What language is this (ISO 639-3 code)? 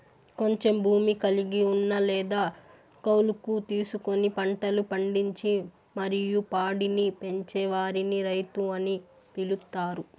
tel